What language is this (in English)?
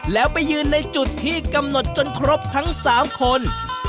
Thai